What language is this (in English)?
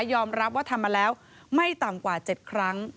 Thai